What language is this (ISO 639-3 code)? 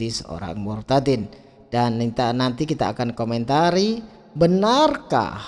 ind